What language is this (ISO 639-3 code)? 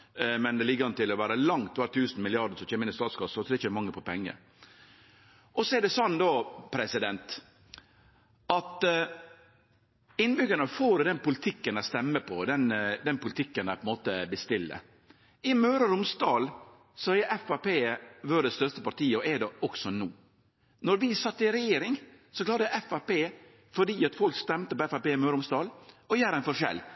nno